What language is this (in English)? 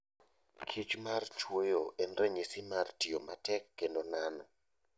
Luo (Kenya and Tanzania)